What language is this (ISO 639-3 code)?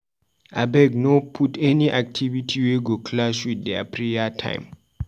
pcm